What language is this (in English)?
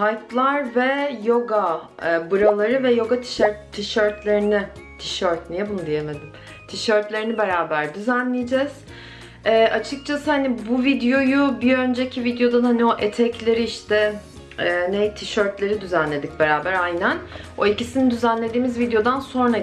Turkish